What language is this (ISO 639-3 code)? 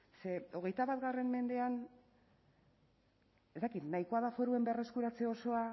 eus